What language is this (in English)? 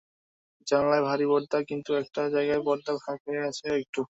Bangla